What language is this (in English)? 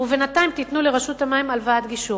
Hebrew